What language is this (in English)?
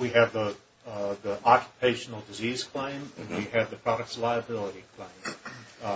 English